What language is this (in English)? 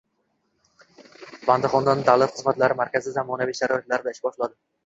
Uzbek